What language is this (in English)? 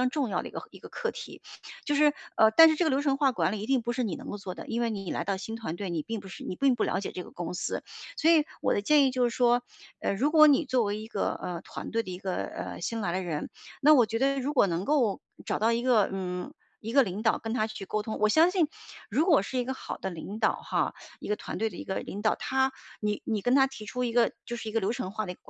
Chinese